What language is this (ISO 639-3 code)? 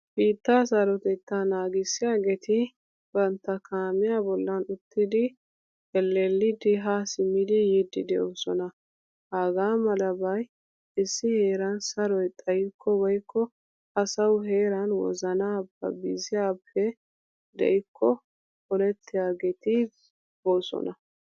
wal